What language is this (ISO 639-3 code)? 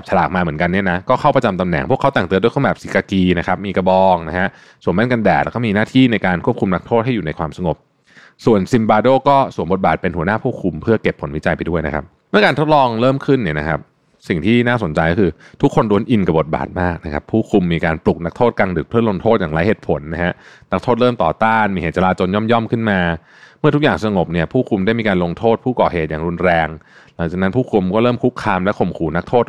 tha